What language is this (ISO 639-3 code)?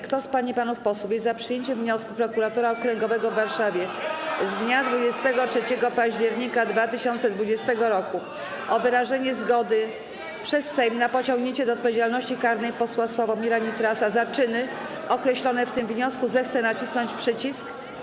pol